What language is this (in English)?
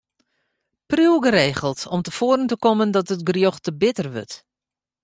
Western Frisian